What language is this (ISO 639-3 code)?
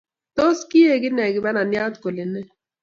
kln